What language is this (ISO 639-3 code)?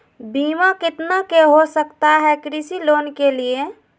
mag